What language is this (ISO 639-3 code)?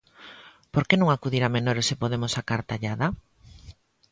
glg